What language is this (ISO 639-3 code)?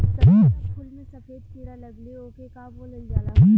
bho